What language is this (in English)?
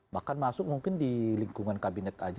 Indonesian